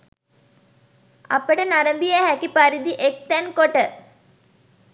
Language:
Sinhala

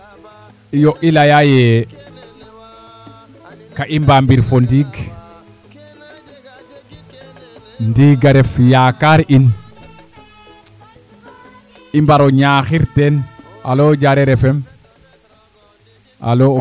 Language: Serer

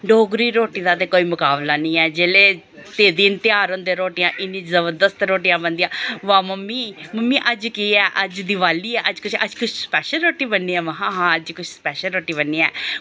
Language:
Dogri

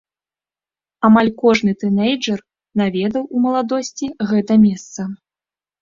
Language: Belarusian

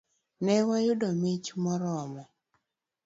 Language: Luo (Kenya and Tanzania)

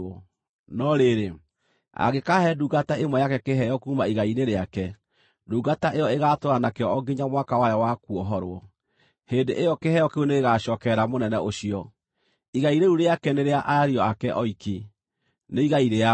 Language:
Kikuyu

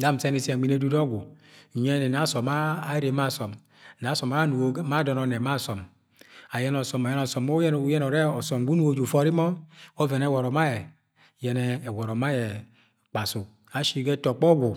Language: Agwagwune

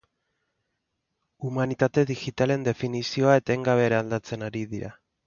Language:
Basque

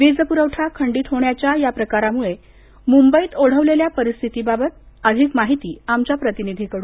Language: Marathi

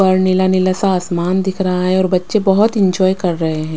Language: Hindi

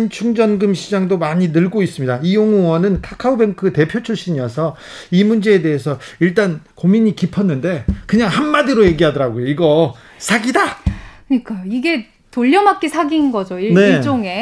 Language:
Korean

